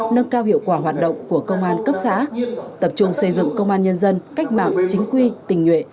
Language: Vietnamese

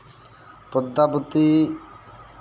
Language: Santali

